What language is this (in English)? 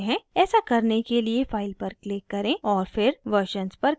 Hindi